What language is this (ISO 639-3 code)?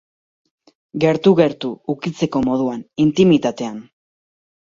eus